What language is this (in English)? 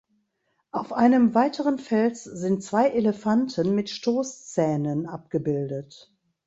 German